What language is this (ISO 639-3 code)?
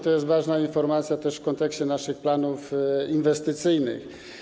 pol